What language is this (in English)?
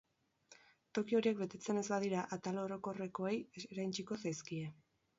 Basque